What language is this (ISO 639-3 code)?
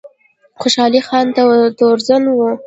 pus